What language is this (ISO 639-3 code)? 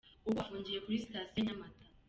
kin